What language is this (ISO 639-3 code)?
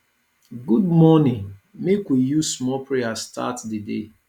pcm